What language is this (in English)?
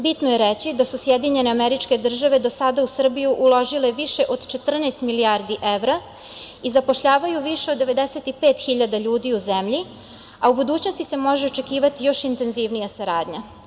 Serbian